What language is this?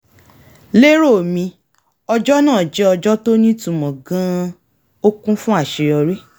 Yoruba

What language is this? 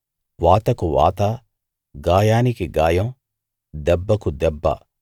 Telugu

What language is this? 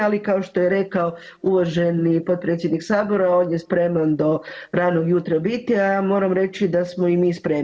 Croatian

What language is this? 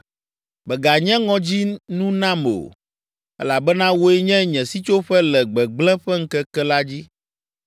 Ewe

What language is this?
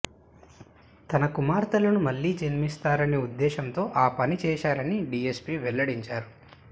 Telugu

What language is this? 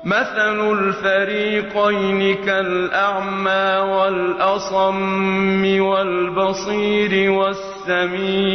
Arabic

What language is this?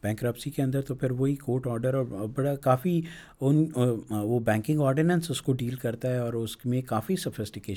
Urdu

